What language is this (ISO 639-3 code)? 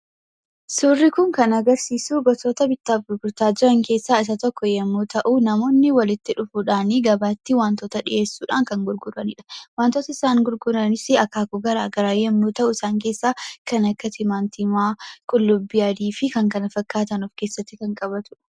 orm